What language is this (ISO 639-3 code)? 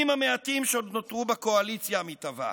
heb